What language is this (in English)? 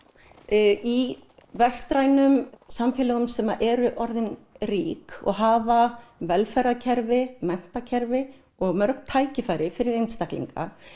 Icelandic